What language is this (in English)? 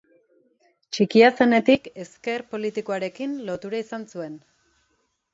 Basque